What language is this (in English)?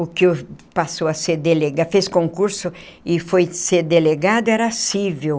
Portuguese